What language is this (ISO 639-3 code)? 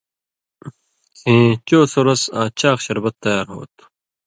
mvy